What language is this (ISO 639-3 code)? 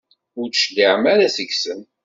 kab